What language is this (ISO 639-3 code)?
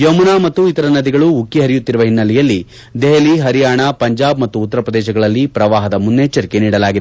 kan